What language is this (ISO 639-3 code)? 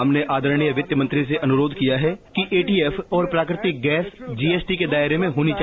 hin